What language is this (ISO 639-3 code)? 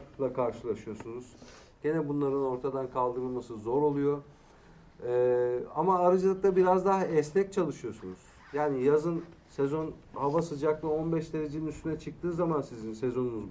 tur